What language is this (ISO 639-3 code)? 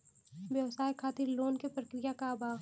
bho